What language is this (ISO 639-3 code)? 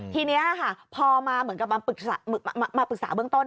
tha